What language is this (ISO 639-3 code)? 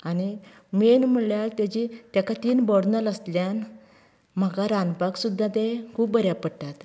kok